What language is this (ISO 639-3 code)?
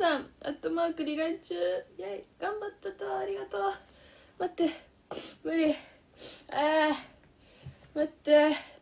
jpn